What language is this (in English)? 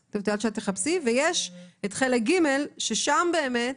Hebrew